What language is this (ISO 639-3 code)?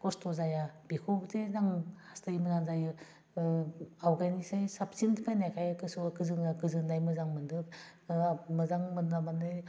brx